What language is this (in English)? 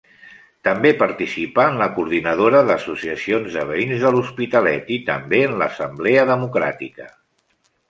Catalan